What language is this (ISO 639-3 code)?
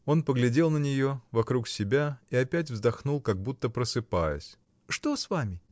rus